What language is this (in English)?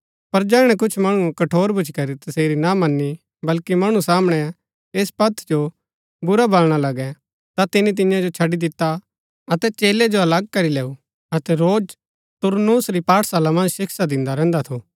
Gaddi